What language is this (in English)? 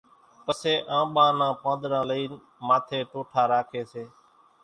Kachi Koli